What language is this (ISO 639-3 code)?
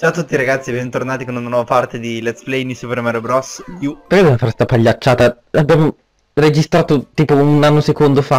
ita